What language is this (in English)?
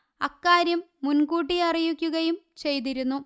Malayalam